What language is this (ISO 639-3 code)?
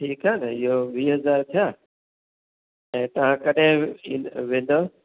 snd